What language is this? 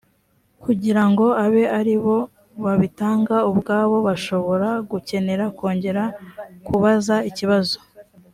Kinyarwanda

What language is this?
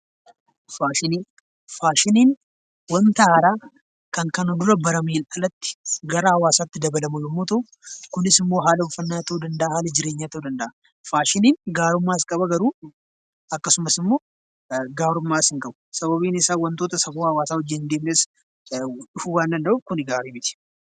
Oromo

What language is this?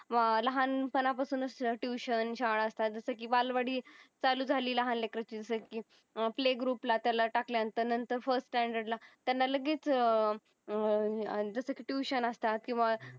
Marathi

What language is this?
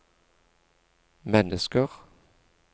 Norwegian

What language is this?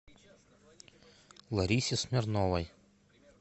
Russian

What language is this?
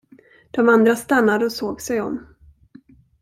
Swedish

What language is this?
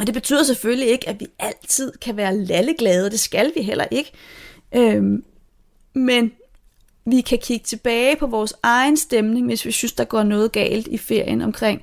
Danish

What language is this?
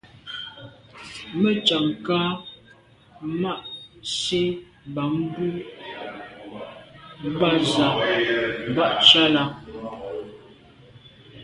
Medumba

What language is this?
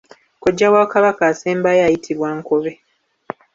Ganda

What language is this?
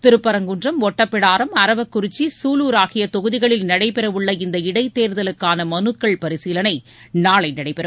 Tamil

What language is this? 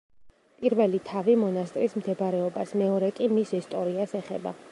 Georgian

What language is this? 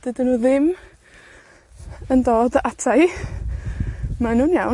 Welsh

